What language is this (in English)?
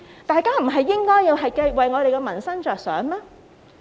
Cantonese